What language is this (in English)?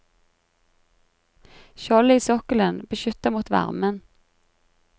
Norwegian